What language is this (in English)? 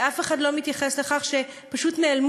Hebrew